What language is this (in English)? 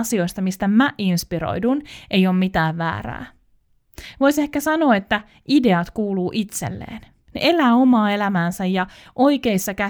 Finnish